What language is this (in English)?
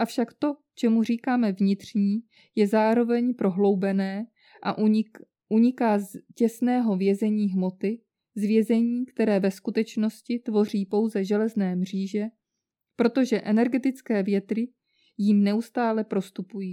Czech